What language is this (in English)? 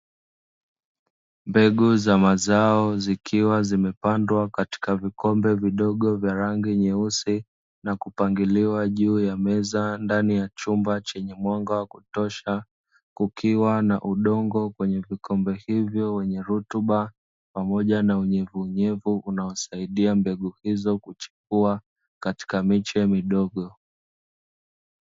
Swahili